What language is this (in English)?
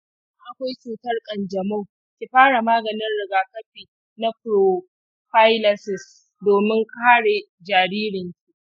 Hausa